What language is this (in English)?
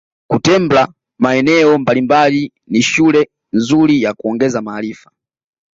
Swahili